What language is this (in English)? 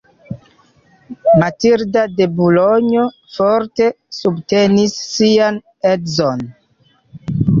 Esperanto